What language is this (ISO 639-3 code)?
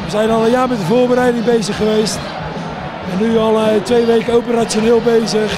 nld